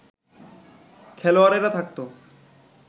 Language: Bangla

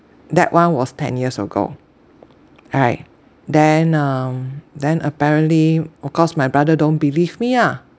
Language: English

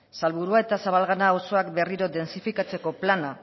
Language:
Basque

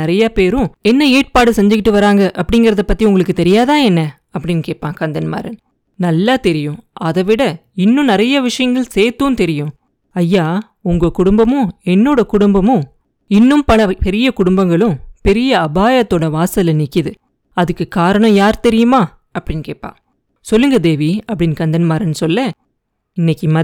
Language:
Tamil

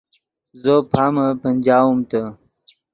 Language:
Yidgha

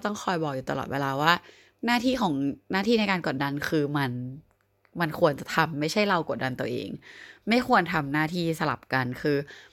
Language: Thai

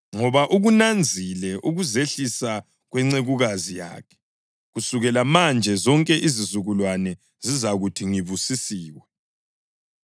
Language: North Ndebele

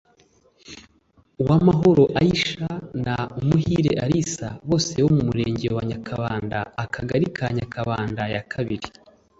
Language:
Kinyarwanda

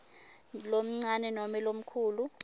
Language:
Swati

